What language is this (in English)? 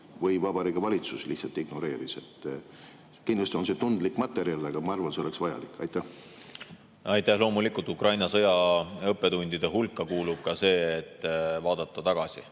Estonian